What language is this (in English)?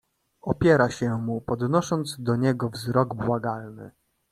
Polish